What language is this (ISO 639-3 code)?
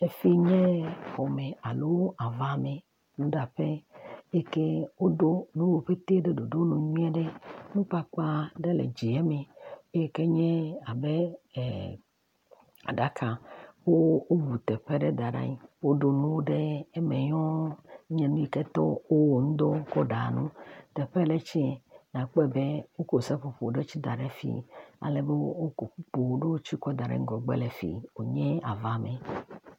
ewe